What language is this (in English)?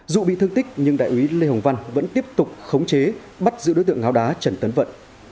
Vietnamese